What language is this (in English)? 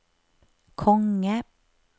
Norwegian